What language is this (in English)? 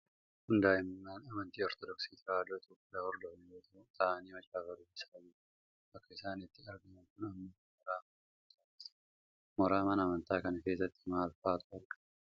Oromo